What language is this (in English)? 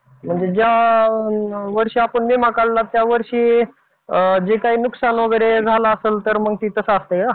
Marathi